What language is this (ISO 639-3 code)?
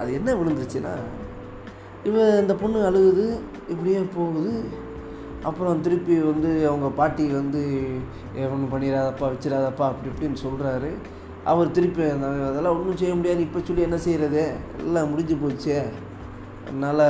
tam